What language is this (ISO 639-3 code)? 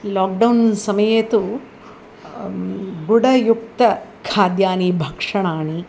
san